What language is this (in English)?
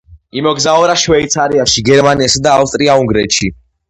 Georgian